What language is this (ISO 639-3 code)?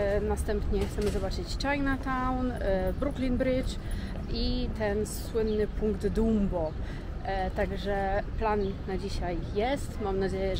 pol